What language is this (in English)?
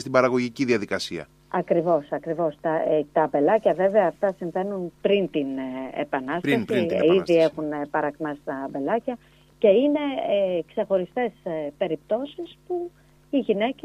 Greek